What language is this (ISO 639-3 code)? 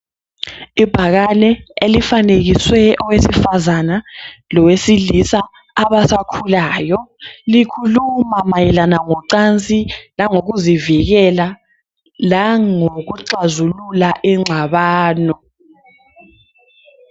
nde